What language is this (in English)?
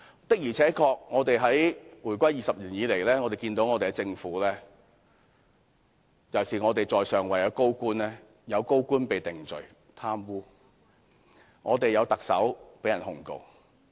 Cantonese